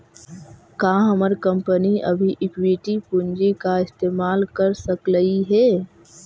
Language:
Magahi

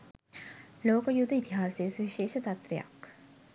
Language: Sinhala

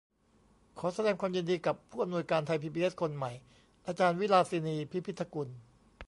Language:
Thai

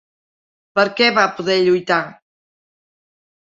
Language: Catalan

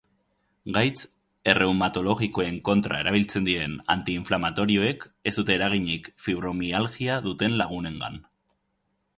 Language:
Basque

